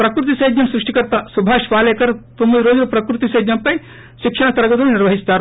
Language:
Telugu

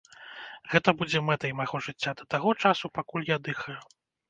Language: Belarusian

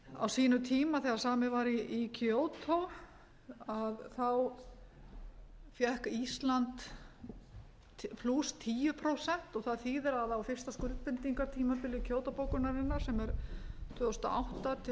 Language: Icelandic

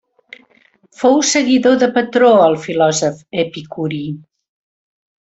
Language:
Catalan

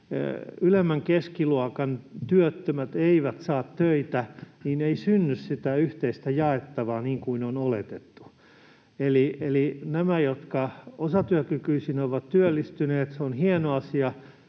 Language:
Finnish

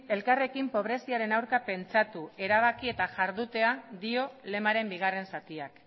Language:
Basque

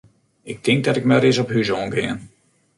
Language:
Western Frisian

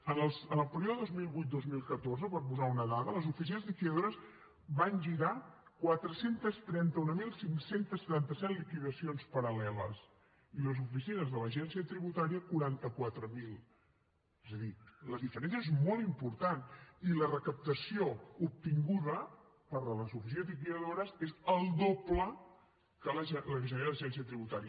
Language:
Catalan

